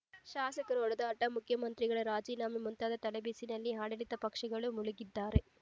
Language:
Kannada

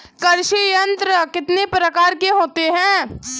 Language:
Hindi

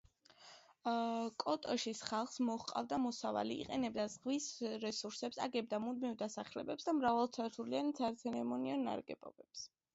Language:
Georgian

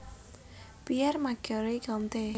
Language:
Javanese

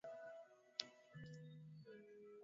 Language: Swahili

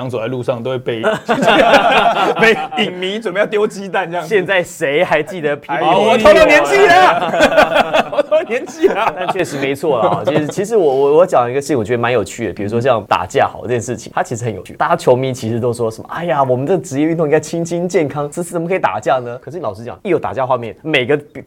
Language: Chinese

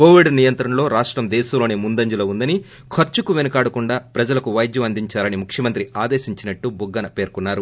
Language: Telugu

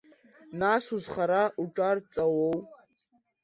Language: Abkhazian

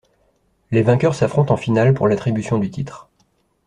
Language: French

